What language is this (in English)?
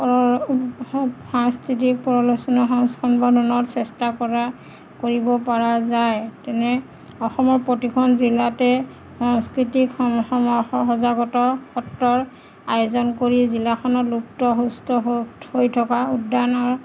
Assamese